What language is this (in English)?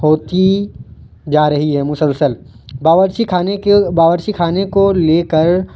Urdu